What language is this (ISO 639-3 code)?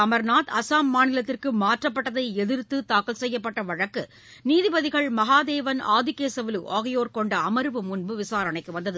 tam